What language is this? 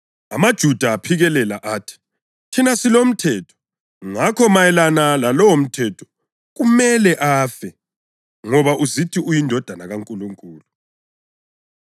North Ndebele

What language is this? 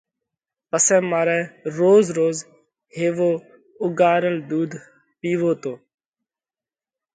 Parkari Koli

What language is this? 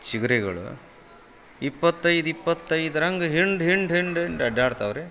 Kannada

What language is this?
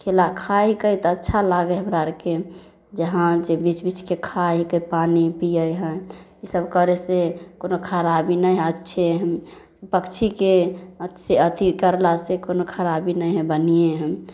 Maithili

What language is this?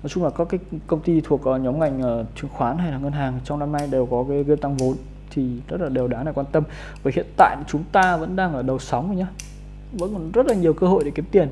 Vietnamese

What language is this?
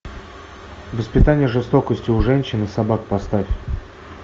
Russian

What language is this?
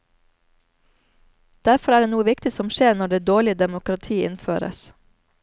Norwegian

